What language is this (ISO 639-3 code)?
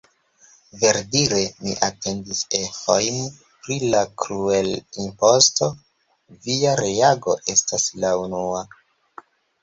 epo